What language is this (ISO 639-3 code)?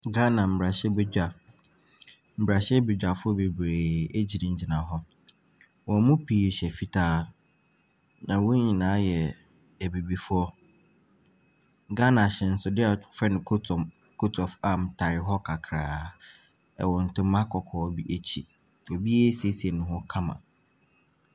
aka